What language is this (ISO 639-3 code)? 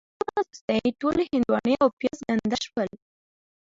pus